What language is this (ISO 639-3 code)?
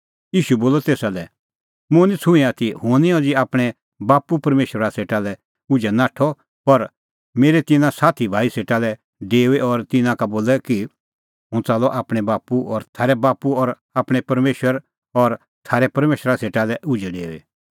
kfx